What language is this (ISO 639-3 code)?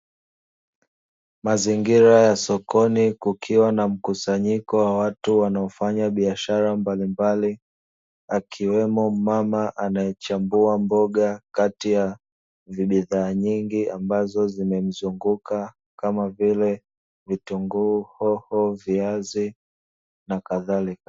swa